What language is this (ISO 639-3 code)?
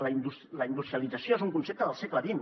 cat